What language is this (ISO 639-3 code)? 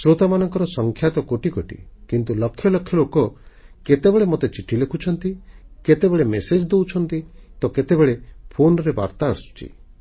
ori